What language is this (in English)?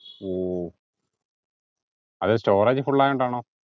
Malayalam